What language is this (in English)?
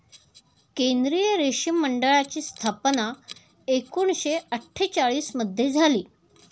Marathi